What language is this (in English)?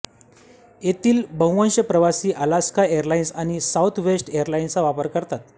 Marathi